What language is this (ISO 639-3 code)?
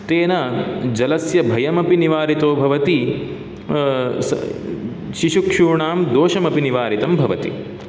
san